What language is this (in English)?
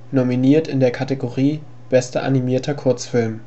German